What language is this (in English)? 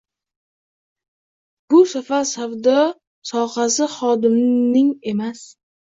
Uzbek